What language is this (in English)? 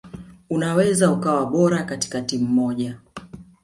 Swahili